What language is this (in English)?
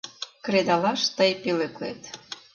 Mari